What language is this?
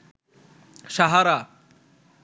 Bangla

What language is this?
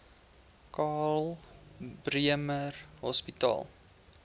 Afrikaans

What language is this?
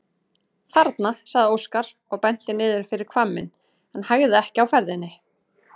Icelandic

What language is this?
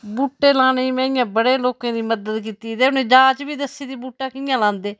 Dogri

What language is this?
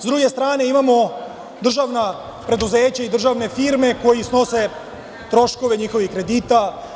Serbian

